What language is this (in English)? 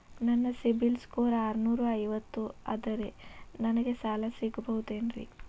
Kannada